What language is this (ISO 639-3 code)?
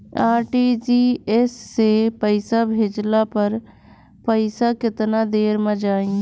bho